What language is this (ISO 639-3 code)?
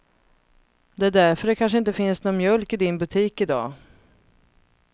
swe